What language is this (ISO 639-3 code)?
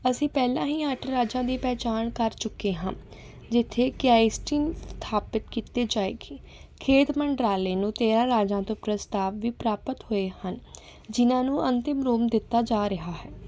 pan